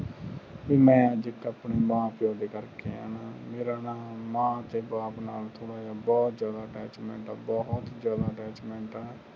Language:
Punjabi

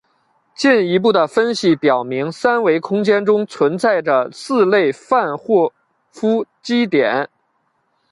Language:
Chinese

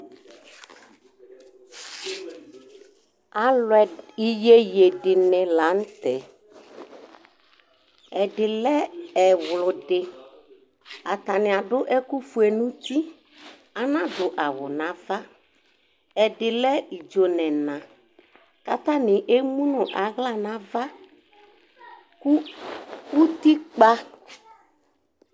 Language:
Ikposo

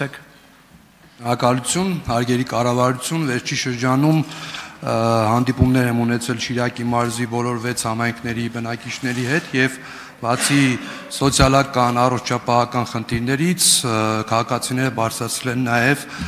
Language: Romanian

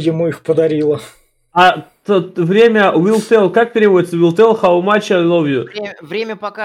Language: Russian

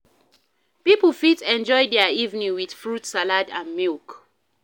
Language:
Nigerian Pidgin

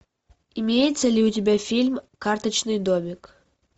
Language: Russian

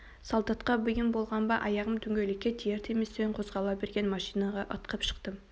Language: Kazakh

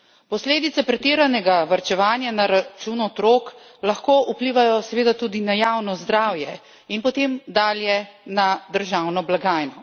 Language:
Slovenian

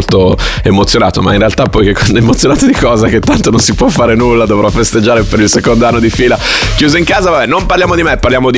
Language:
Italian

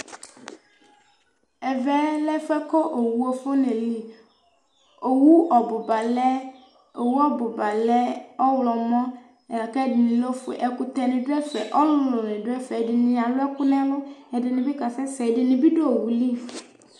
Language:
Ikposo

